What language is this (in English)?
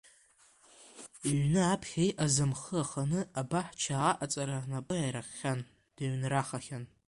Abkhazian